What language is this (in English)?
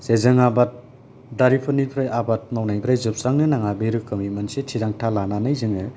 Bodo